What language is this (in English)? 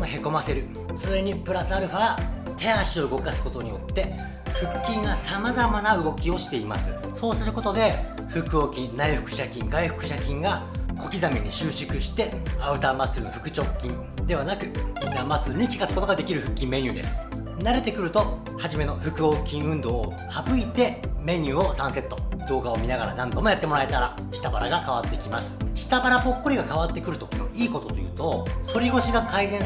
Japanese